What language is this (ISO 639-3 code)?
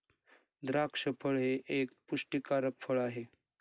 mar